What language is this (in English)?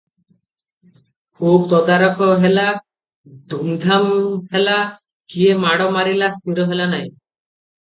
Odia